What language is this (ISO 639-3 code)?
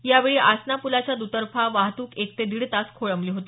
mar